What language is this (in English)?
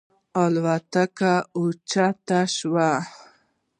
Pashto